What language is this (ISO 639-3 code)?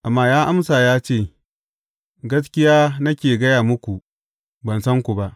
hau